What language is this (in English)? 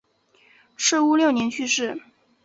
Chinese